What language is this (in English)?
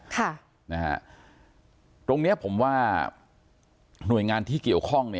Thai